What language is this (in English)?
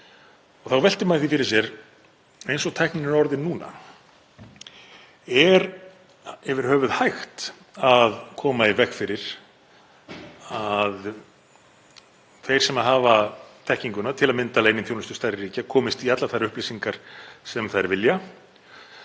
Icelandic